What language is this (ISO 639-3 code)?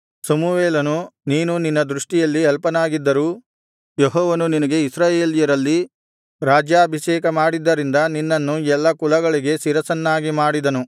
kan